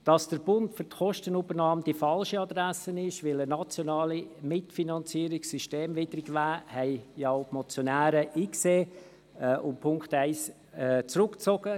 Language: Swiss German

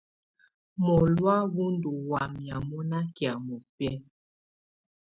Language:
Tunen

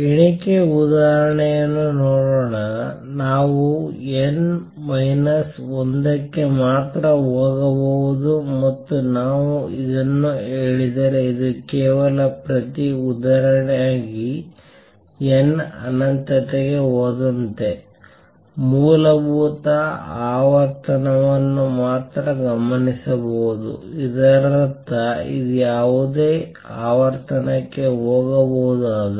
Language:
Kannada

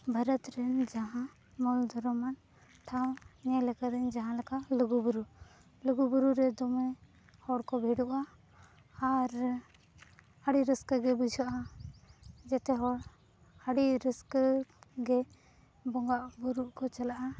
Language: Santali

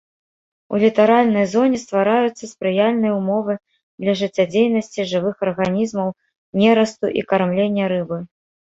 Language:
Belarusian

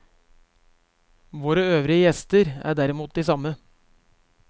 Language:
Norwegian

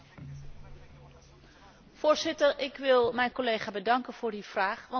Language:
Dutch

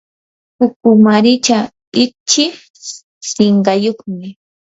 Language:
Yanahuanca Pasco Quechua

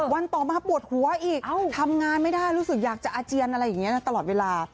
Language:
Thai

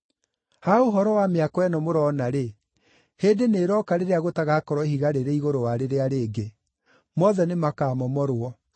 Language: Kikuyu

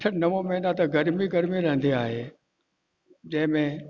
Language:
Sindhi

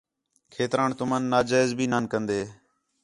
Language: Khetrani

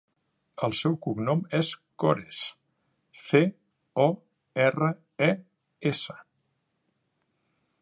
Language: Catalan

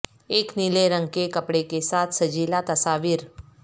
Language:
Urdu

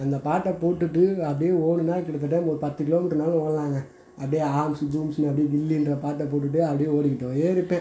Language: Tamil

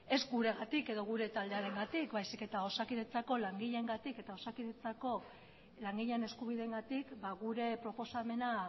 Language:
Basque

